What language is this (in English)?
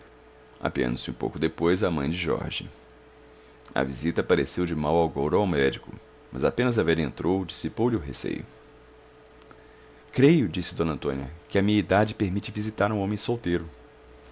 Portuguese